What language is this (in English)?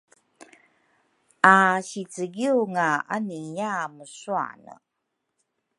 Rukai